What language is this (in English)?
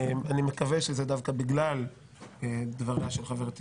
Hebrew